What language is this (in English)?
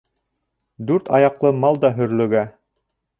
Bashkir